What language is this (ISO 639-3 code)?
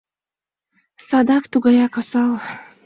chm